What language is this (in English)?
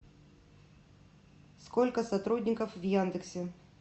Russian